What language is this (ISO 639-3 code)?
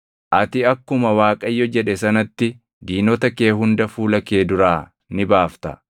orm